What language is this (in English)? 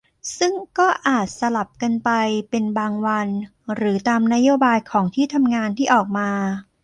Thai